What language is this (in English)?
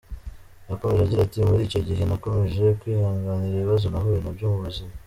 Kinyarwanda